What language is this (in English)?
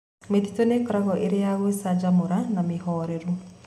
Kikuyu